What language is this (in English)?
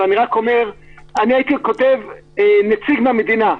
Hebrew